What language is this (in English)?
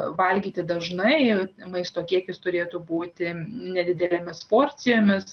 Lithuanian